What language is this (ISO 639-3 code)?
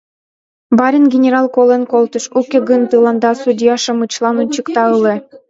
chm